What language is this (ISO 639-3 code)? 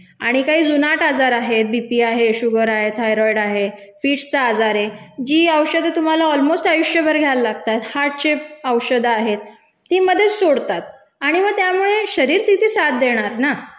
mar